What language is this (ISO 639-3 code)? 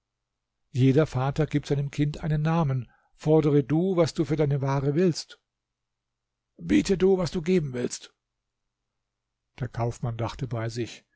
deu